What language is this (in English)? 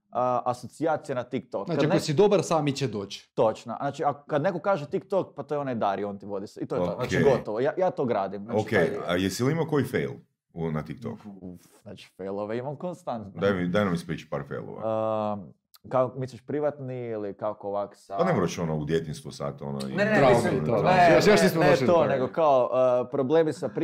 Croatian